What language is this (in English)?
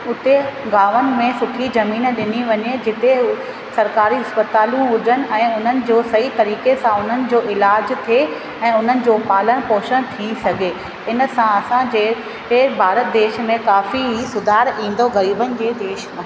Sindhi